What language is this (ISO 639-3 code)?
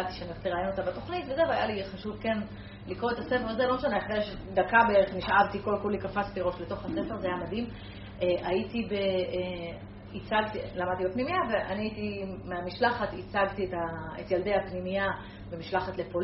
heb